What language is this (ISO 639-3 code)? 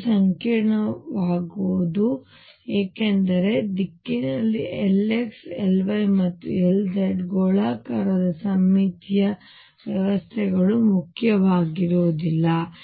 kan